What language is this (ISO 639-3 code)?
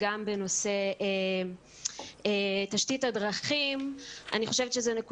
heb